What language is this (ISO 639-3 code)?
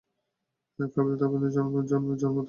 ben